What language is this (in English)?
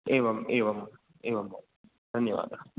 Sanskrit